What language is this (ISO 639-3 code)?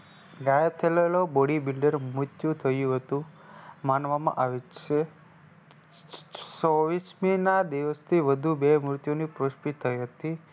guj